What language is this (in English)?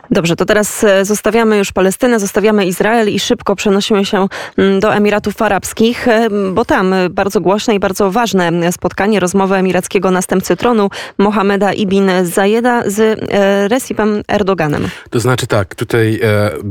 Polish